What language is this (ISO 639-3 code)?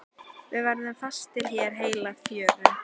isl